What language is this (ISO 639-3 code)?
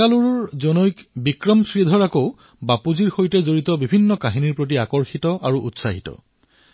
asm